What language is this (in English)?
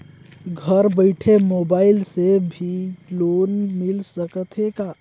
Chhattisgarhi